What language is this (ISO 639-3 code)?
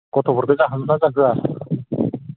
brx